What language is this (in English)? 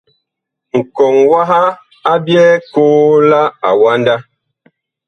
Bakoko